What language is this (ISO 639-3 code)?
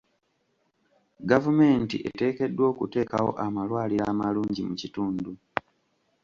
lug